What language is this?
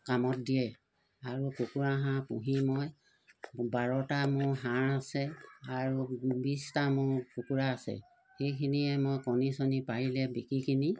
Assamese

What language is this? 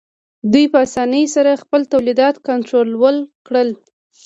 Pashto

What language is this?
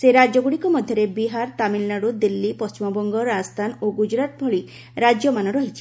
Odia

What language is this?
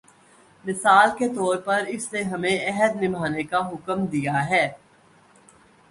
Urdu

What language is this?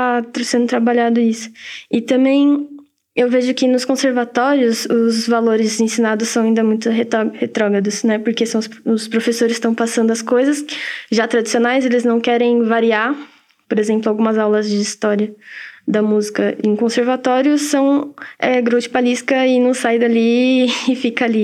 Portuguese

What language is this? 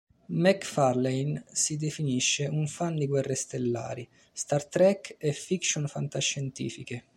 Italian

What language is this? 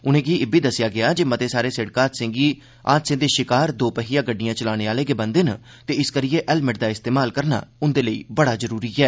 Dogri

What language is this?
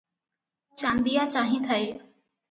Odia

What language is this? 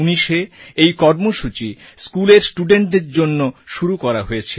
Bangla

